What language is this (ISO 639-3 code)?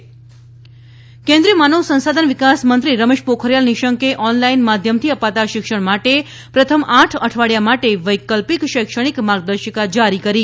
guj